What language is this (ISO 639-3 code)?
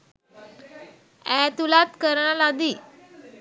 sin